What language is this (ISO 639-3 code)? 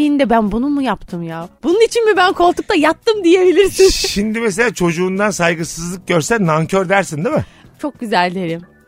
tur